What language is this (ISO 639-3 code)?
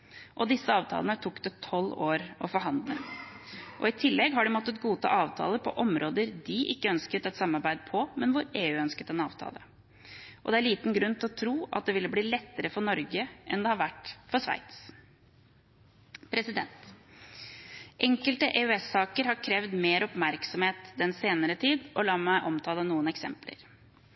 nob